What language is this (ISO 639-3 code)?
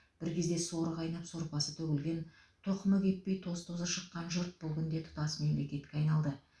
kaz